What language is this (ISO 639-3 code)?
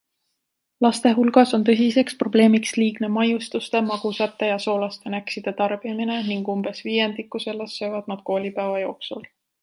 est